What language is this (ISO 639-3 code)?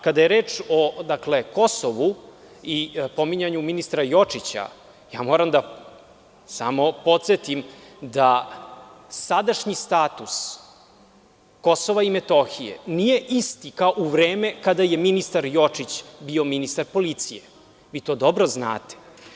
srp